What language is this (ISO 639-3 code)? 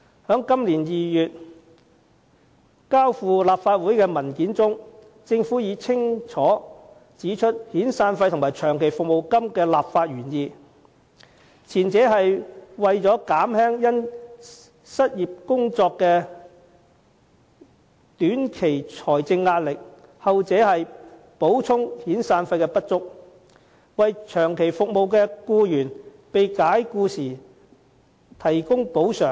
yue